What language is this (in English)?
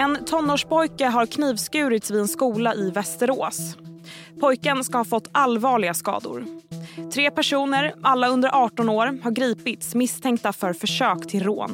Swedish